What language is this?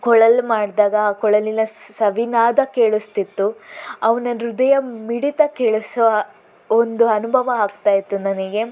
Kannada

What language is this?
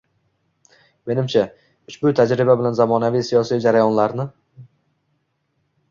Uzbek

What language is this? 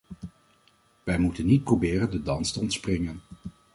Dutch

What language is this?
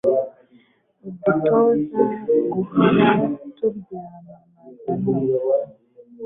Kinyarwanda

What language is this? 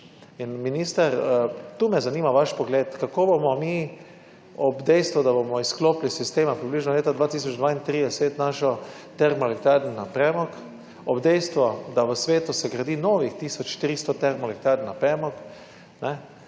Slovenian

